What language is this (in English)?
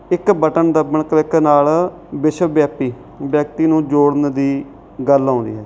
Punjabi